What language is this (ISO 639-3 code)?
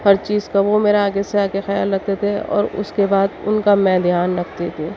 urd